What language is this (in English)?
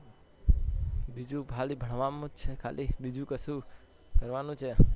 Gujarati